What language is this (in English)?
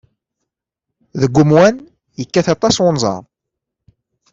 Kabyle